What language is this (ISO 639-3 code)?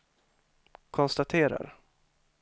swe